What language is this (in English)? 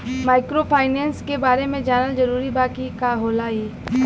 Bhojpuri